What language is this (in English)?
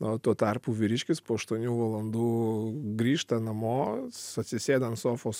Lithuanian